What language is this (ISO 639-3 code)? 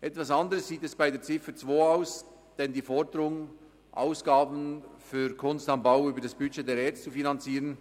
gsw